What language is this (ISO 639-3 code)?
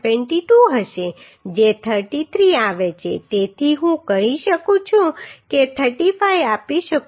guj